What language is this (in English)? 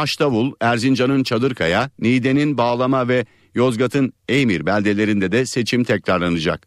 Turkish